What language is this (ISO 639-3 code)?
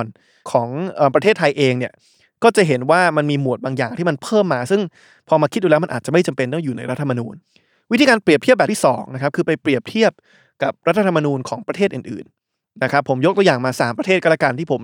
tha